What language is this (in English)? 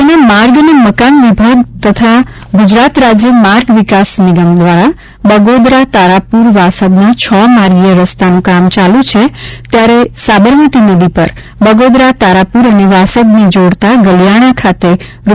Gujarati